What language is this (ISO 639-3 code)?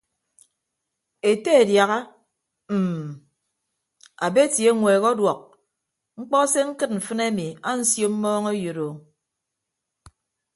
ibb